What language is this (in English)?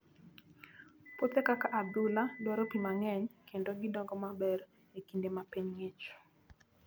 Luo (Kenya and Tanzania)